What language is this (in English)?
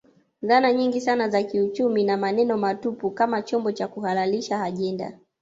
Swahili